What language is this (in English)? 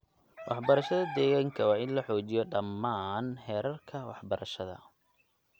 Somali